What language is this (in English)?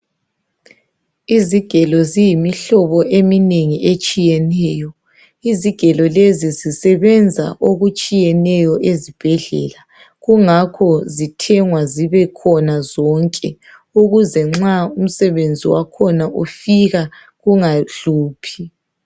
North Ndebele